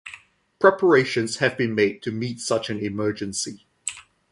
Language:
English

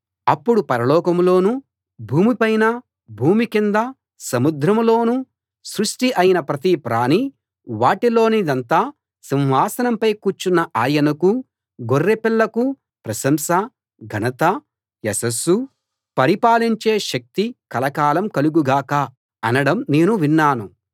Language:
Telugu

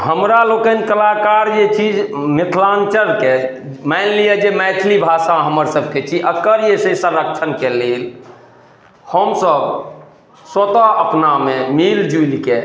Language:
Maithili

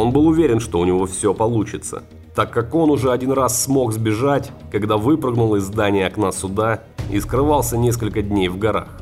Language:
Russian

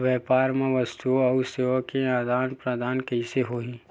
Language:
Chhattisgarhi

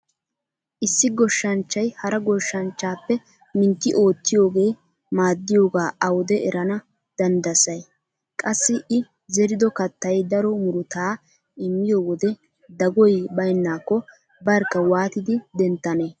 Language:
Wolaytta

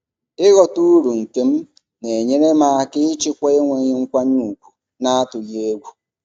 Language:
Igbo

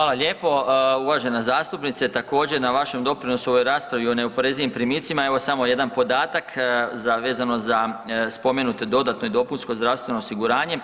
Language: Croatian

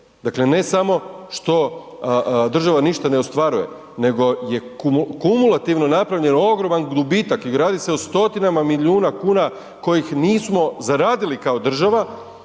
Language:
Croatian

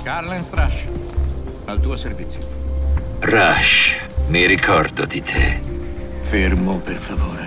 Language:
Italian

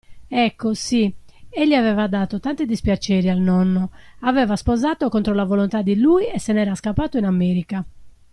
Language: Italian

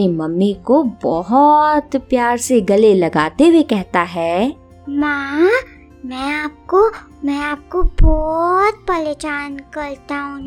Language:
Hindi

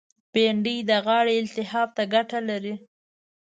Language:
Pashto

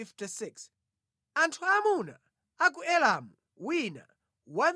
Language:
Nyanja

